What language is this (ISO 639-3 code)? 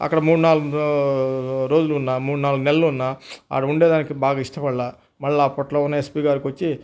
tel